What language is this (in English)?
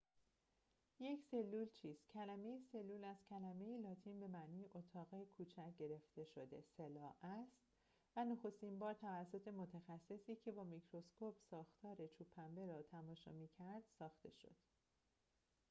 Persian